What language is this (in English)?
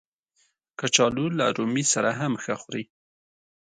Pashto